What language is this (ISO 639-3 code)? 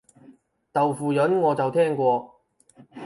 yue